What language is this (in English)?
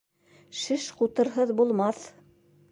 Bashkir